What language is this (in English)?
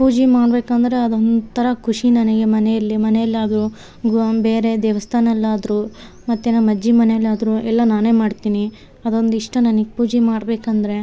Kannada